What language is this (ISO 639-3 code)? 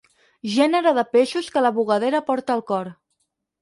cat